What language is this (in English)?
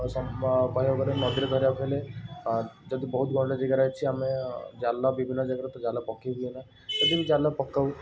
Odia